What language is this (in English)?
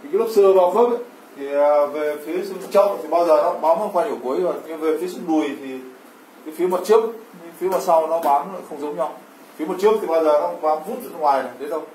Vietnamese